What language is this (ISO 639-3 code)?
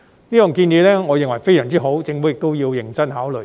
yue